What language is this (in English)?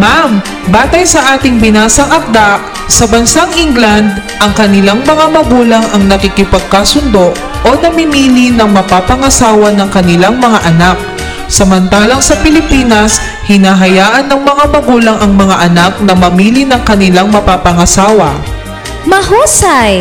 Filipino